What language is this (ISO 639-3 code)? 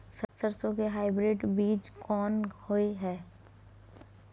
mai